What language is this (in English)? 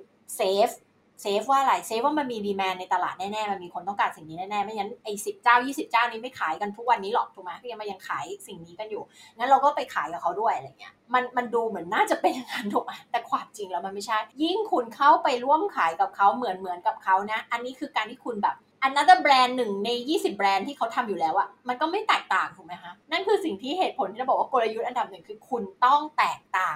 Thai